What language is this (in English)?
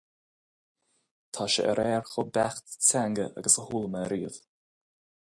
Irish